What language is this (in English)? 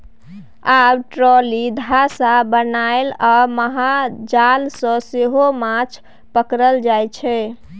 Maithili